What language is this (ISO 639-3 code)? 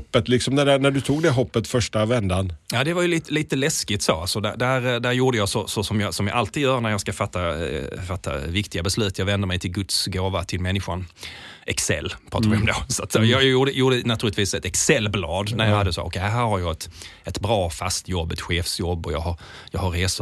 swe